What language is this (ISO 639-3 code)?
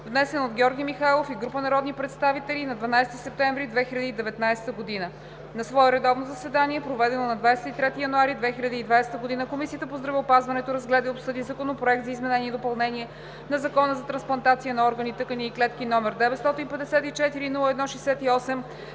bul